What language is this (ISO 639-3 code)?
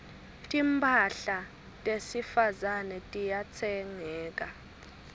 ssw